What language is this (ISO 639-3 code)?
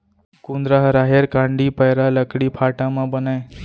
hne